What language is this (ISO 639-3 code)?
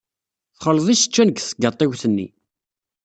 kab